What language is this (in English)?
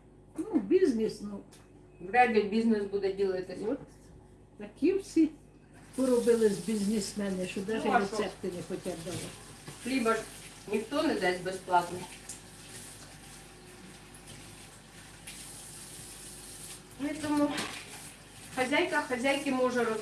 Russian